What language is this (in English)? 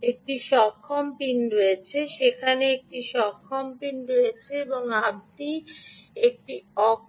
Bangla